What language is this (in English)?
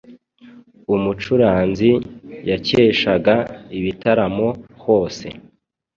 Kinyarwanda